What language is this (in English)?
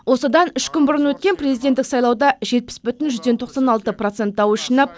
Kazakh